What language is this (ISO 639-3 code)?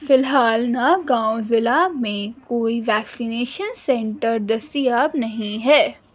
urd